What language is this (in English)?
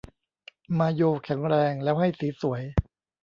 Thai